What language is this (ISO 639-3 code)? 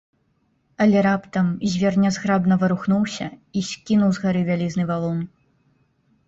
bel